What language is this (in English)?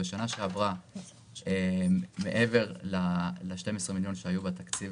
Hebrew